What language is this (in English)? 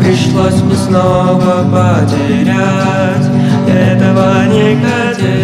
Russian